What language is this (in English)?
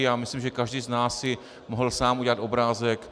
Czech